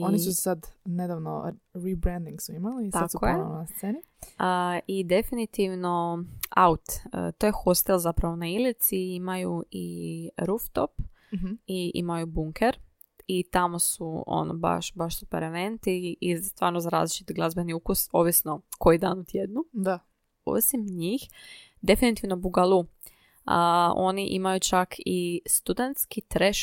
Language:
Croatian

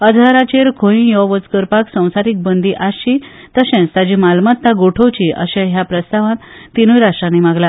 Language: Konkani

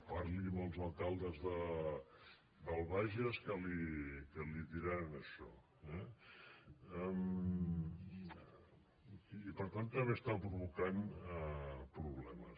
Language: Catalan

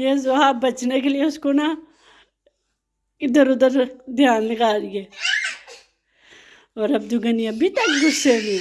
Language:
Spanish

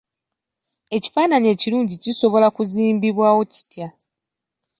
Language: Ganda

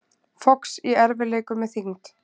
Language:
Icelandic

